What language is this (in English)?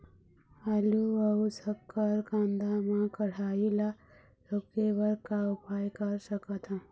Chhattisgarhi